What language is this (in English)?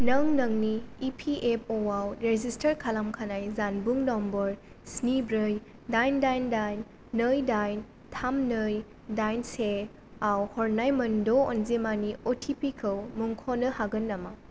Bodo